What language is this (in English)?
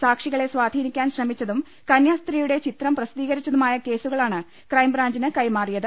Malayalam